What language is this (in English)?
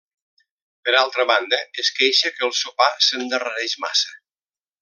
Catalan